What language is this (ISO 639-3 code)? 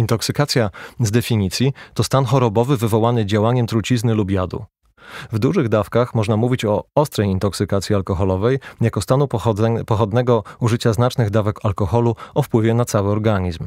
pol